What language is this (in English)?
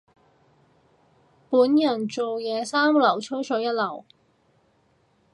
Cantonese